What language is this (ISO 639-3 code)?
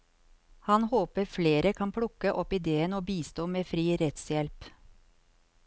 nor